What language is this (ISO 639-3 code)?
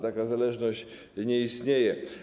pol